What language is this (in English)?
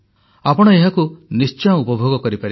Odia